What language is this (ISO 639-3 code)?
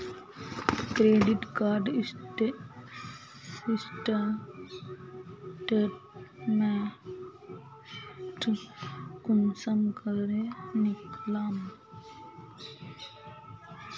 mag